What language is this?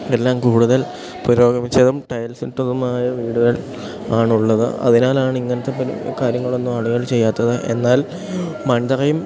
Malayalam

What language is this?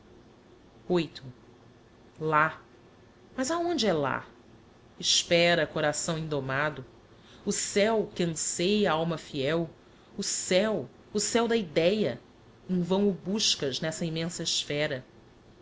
Portuguese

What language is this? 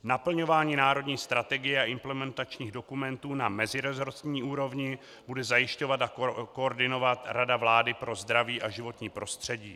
Czech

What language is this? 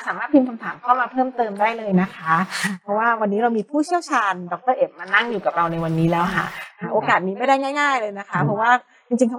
Thai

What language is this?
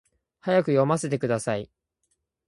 Japanese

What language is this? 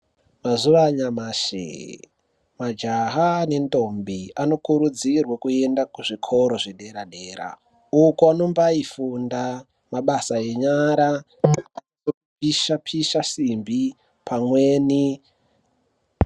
Ndau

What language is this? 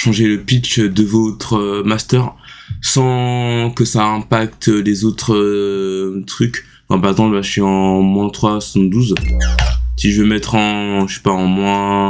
French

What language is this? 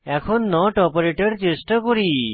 Bangla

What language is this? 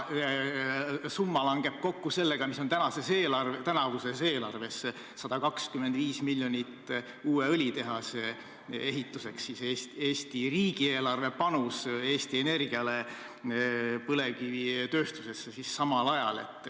Estonian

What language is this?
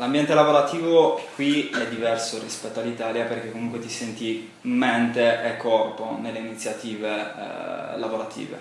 Italian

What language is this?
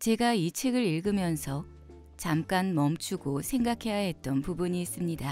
Korean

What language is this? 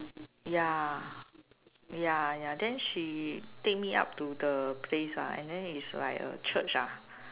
English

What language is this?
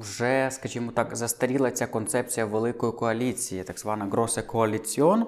Ukrainian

